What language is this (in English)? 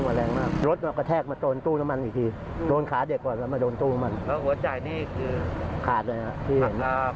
Thai